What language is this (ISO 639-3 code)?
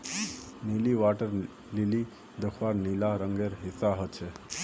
mag